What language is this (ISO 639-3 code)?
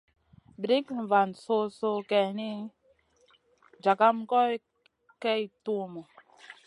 mcn